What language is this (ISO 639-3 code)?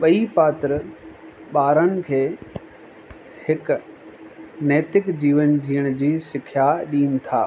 snd